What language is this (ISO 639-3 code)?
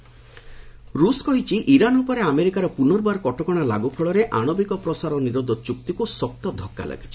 ori